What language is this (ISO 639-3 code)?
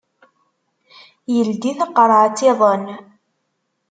kab